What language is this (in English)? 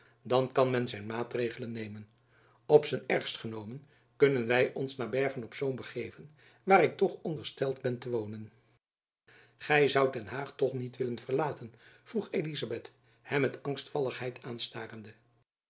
Dutch